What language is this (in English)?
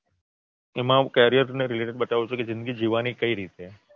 Gujarati